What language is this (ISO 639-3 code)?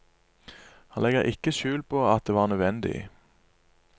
nor